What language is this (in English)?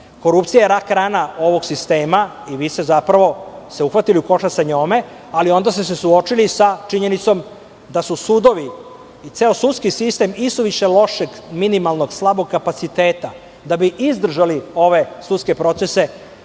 Serbian